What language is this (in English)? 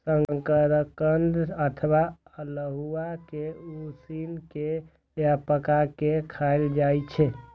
Maithili